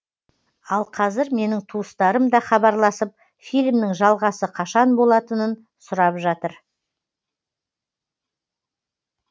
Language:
Kazakh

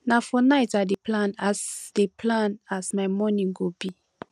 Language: Nigerian Pidgin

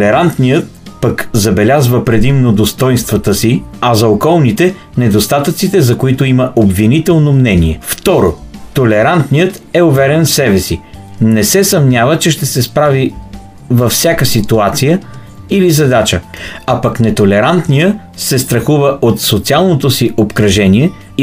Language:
Bulgarian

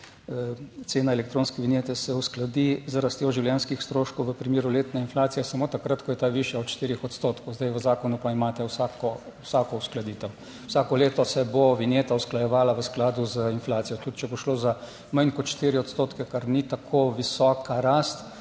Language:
Slovenian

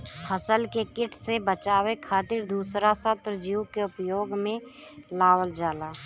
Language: Bhojpuri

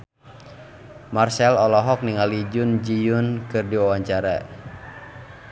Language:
Sundanese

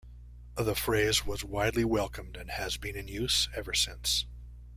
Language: English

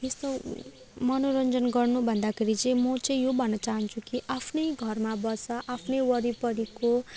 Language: Nepali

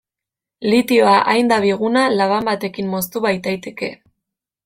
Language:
Basque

